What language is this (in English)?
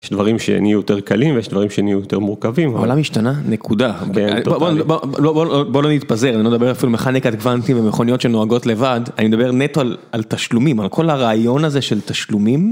Hebrew